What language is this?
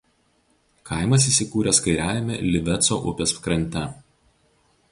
Lithuanian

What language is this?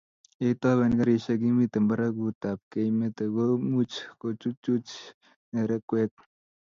Kalenjin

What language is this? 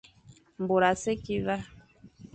Fang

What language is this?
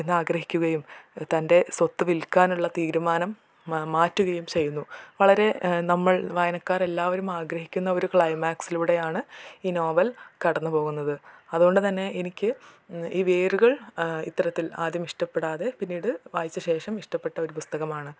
Malayalam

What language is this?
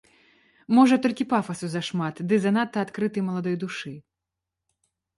Belarusian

